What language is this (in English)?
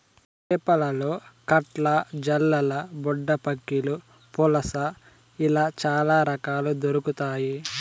Telugu